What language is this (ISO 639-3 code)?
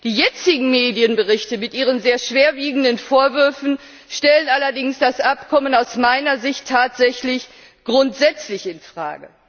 deu